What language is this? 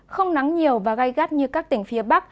Vietnamese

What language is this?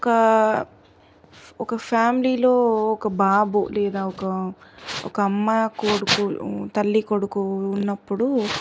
Telugu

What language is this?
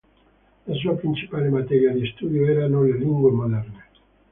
Italian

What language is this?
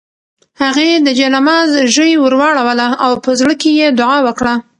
Pashto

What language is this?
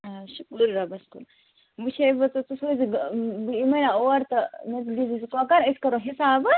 Kashmiri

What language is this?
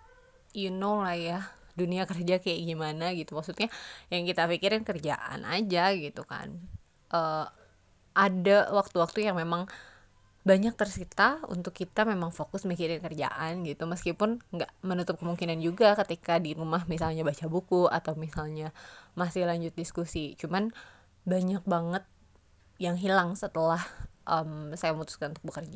Indonesian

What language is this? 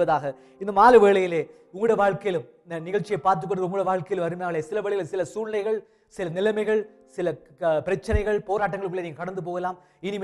Tamil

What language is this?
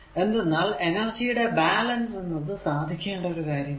Malayalam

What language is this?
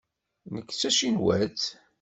Kabyle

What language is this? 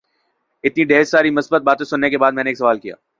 Urdu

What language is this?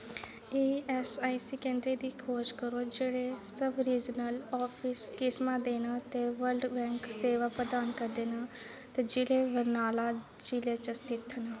Dogri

